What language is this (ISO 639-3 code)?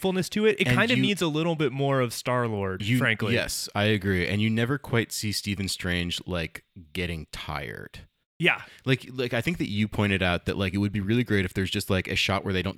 eng